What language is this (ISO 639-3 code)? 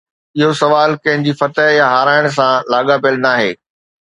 snd